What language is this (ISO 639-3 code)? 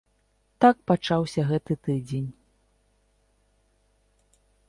bel